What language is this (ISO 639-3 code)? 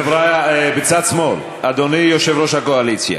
heb